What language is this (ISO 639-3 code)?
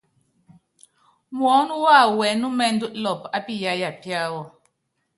yav